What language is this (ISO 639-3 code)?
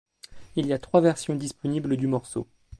fra